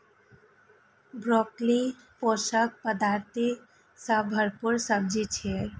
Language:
Maithili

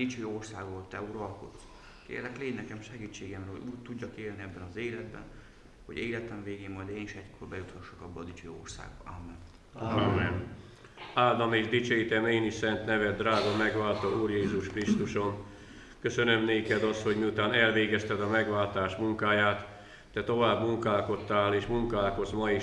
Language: Hungarian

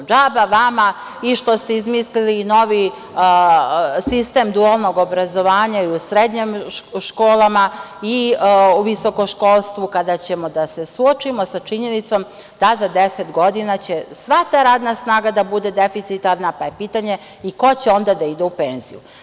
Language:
Serbian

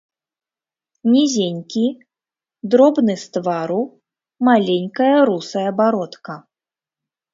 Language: Belarusian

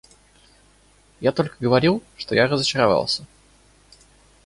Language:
Russian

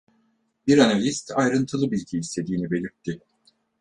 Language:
Turkish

